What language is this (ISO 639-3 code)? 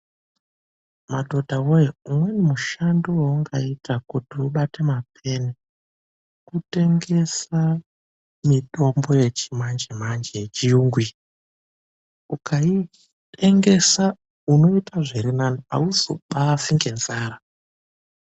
ndc